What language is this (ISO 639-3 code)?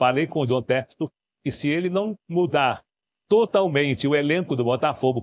por